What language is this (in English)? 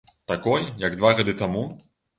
Belarusian